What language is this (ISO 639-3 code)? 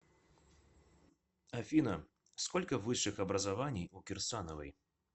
rus